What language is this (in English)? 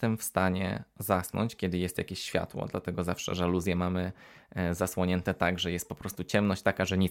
Polish